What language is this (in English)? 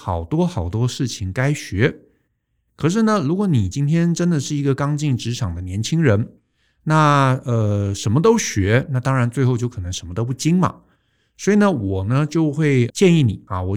Chinese